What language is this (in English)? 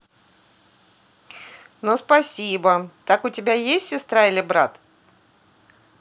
Russian